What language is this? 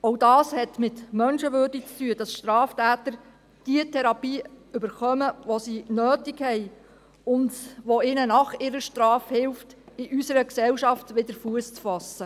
Swiss German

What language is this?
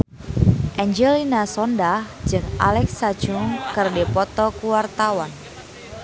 Sundanese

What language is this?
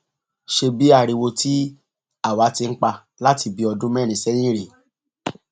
Yoruba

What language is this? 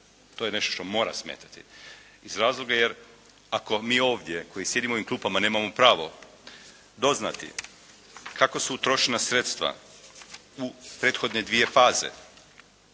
Croatian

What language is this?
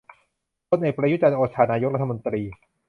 Thai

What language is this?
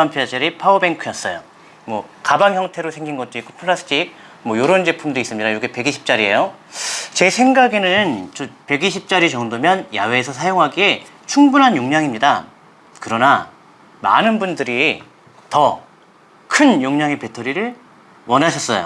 Korean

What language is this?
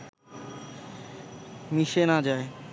Bangla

